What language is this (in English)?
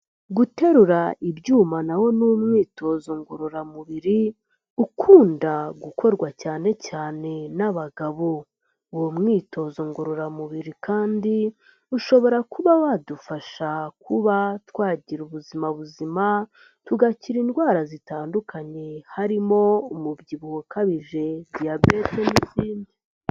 Kinyarwanda